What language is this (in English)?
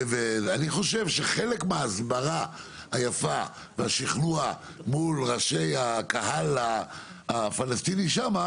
Hebrew